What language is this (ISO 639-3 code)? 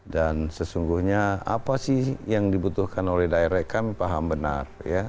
ind